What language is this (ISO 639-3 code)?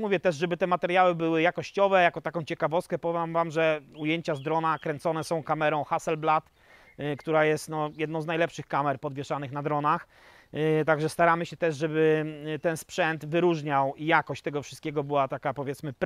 pol